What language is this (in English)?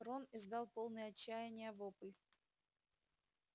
Russian